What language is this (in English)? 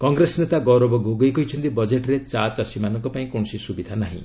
Odia